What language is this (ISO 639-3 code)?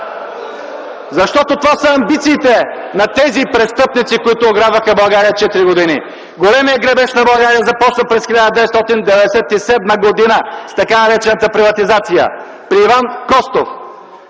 bul